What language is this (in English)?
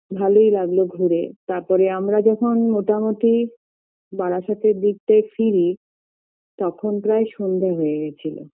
Bangla